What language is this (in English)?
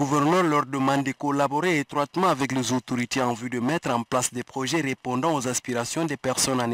French